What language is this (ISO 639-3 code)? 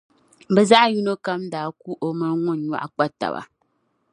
dag